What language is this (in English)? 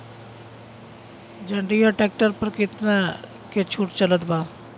Bhojpuri